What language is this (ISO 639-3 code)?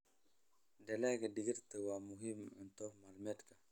som